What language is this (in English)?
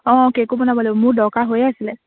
Assamese